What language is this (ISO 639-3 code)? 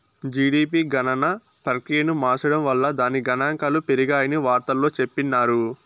tel